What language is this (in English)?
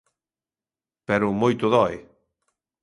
Galician